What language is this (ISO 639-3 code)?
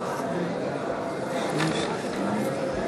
heb